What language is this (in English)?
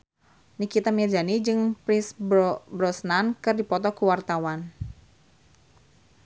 Sundanese